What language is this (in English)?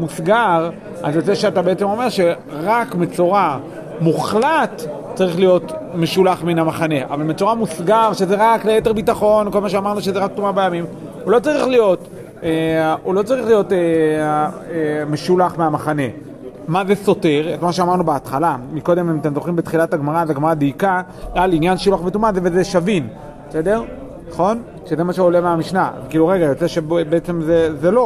Hebrew